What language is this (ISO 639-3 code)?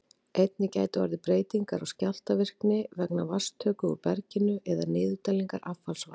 isl